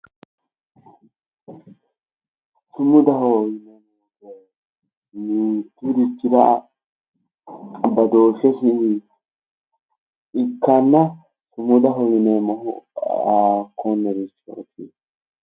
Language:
Sidamo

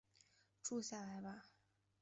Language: Chinese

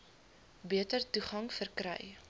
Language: Afrikaans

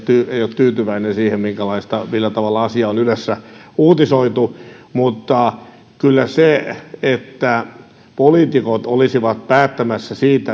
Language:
Finnish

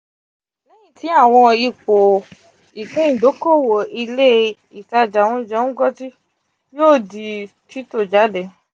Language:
Yoruba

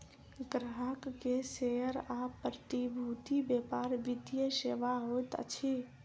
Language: Maithili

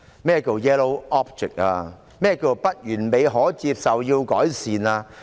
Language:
Cantonese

